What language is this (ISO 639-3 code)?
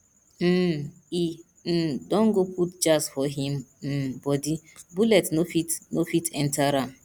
pcm